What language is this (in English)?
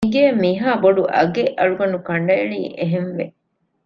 Divehi